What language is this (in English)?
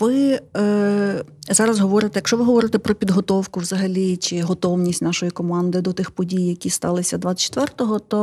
Ukrainian